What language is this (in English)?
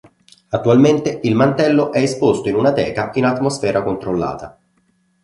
Italian